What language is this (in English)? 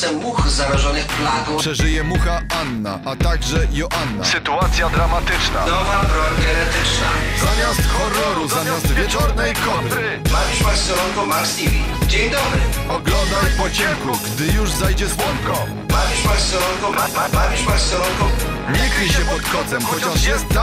Polish